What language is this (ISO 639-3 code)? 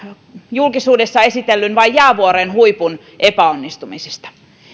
fin